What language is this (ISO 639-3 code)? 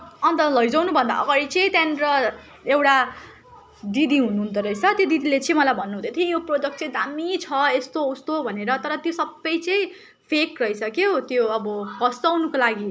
nep